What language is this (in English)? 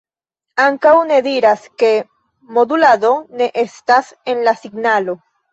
Esperanto